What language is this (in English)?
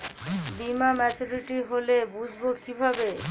Bangla